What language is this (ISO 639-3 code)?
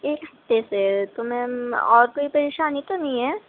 urd